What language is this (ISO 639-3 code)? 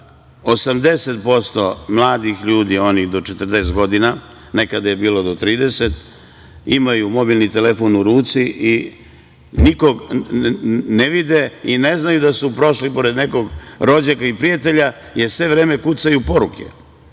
srp